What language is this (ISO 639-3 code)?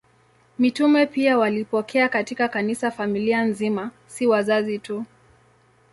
swa